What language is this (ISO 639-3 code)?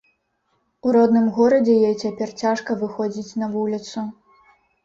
bel